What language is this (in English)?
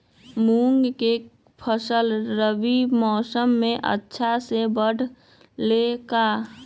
Magahi